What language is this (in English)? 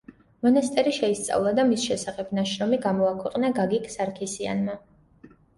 Georgian